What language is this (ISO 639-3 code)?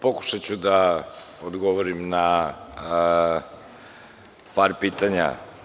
srp